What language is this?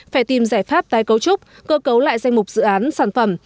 Vietnamese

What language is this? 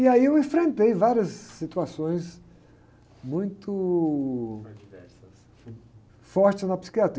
Portuguese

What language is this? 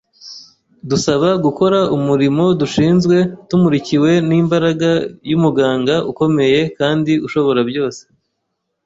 Kinyarwanda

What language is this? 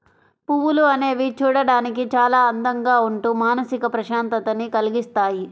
Telugu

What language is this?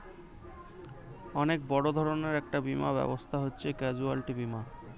Bangla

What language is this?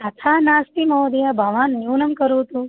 Sanskrit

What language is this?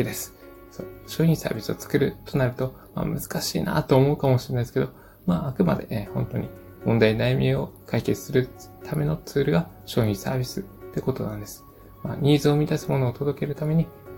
Japanese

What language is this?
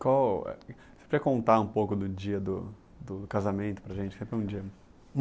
Portuguese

